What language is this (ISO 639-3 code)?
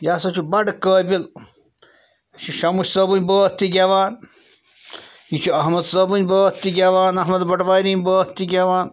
kas